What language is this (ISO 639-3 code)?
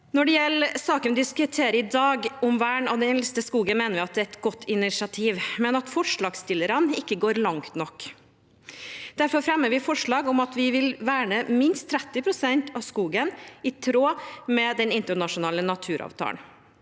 nor